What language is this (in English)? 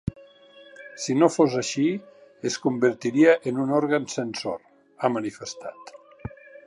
Catalan